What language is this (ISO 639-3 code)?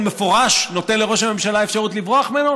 heb